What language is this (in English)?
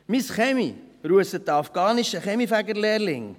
Swiss German